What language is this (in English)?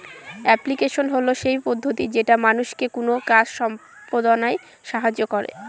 Bangla